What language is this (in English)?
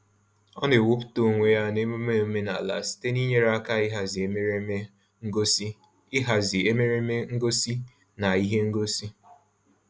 Igbo